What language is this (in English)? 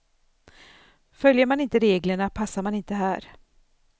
Swedish